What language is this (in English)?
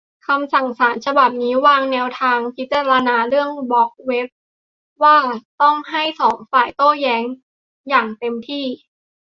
Thai